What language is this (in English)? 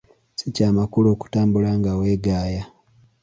Ganda